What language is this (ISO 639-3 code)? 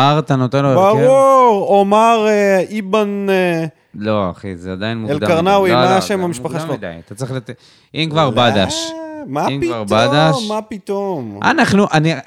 heb